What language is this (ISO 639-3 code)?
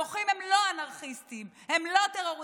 heb